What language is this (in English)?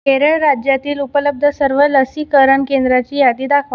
Marathi